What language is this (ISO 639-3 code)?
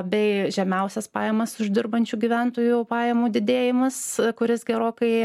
lit